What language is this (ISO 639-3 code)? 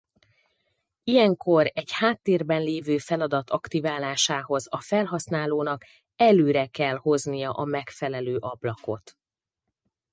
hun